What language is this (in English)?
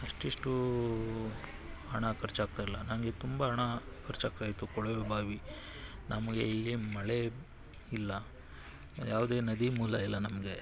Kannada